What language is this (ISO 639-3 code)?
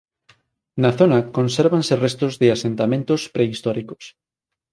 glg